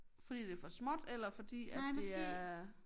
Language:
Danish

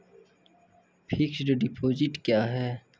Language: Maithili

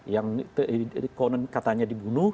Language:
Indonesian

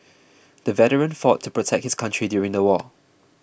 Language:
English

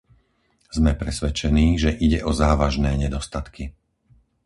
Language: Slovak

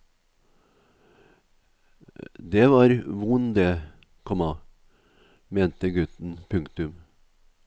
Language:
Norwegian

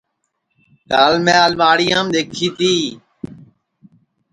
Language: Sansi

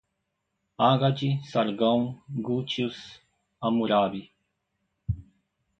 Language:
Portuguese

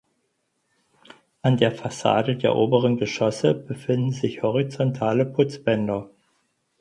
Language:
German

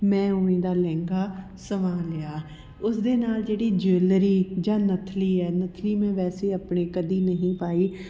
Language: Punjabi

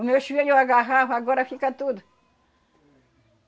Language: Portuguese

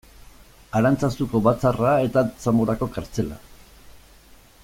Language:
Basque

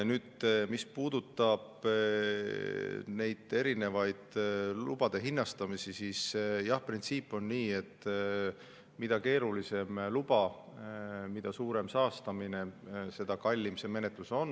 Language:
Estonian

